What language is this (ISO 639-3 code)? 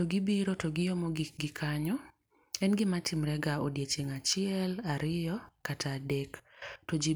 luo